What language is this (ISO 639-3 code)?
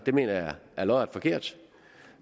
dan